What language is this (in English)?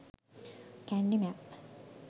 Sinhala